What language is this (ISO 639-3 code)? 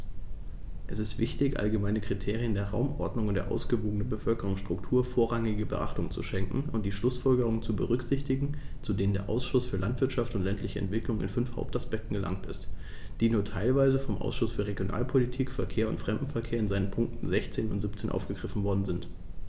deu